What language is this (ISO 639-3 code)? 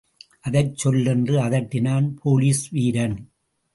tam